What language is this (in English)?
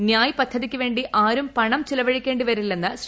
Malayalam